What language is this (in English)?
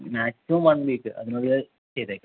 Malayalam